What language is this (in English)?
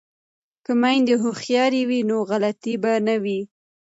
Pashto